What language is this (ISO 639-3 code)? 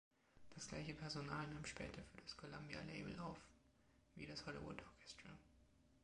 deu